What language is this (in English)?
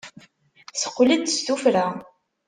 Kabyle